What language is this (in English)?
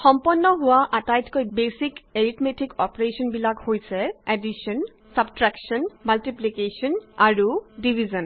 Assamese